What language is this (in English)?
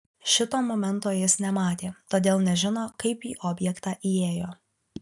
Lithuanian